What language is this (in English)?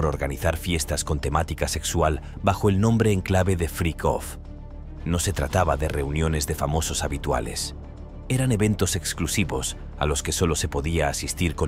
Spanish